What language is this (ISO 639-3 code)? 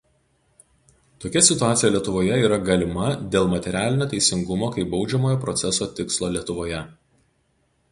lit